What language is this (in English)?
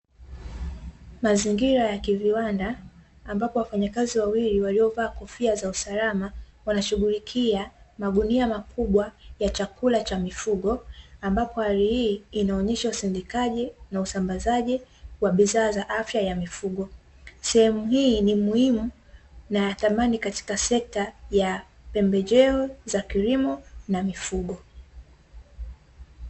Swahili